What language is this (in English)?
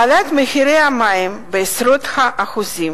Hebrew